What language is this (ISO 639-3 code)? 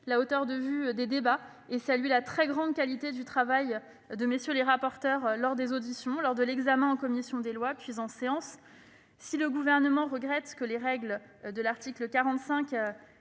fra